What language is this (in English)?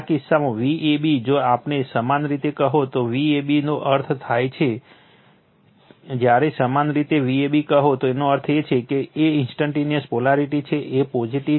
Gujarati